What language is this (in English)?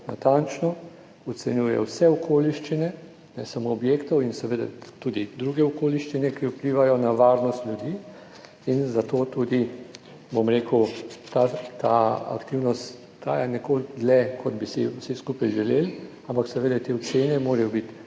Slovenian